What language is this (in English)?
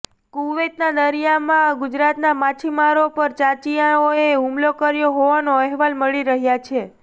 Gujarati